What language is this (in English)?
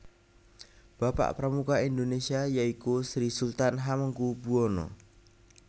Javanese